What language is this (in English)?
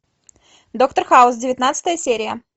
Russian